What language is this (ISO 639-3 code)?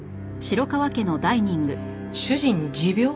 jpn